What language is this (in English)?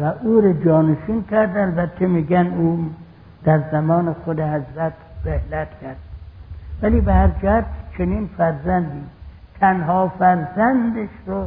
Persian